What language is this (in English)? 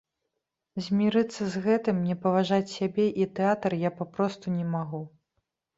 Belarusian